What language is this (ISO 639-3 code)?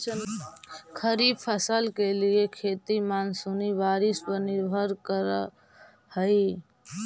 mag